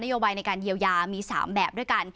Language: Thai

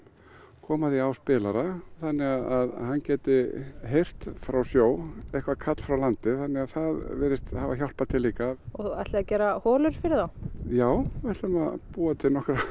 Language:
Icelandic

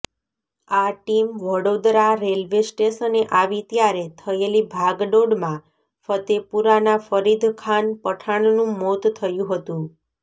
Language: Gujarati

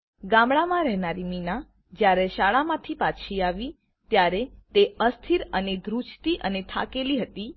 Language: Gujarati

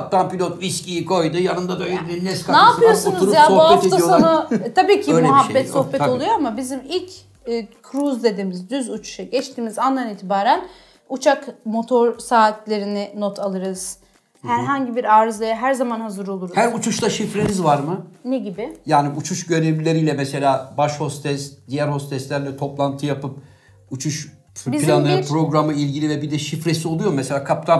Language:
Turkish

